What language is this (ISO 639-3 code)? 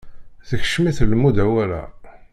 kab